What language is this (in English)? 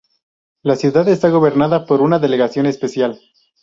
Spanish